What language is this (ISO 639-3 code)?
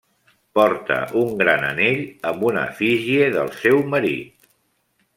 cat